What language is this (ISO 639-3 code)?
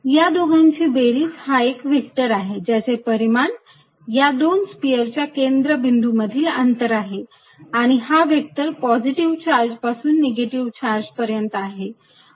mar